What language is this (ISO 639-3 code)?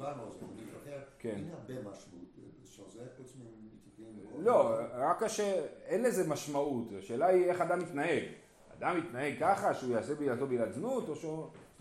heb